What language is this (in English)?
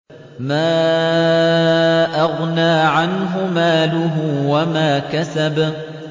Arabic